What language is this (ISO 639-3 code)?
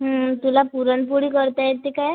mar